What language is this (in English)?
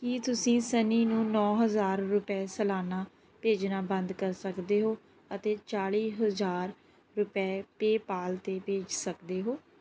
Punjabi